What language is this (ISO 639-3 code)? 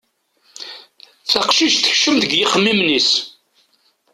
kab